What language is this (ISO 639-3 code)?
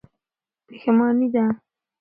pus